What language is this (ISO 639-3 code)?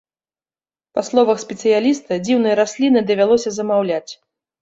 bel